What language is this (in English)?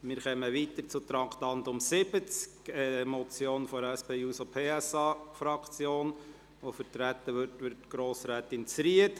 Swiss German